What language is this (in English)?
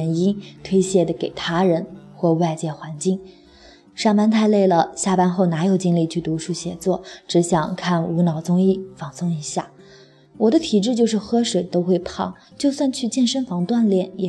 Chinese